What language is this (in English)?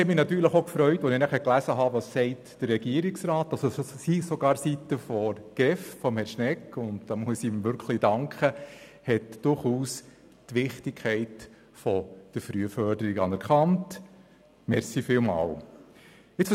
Swiss German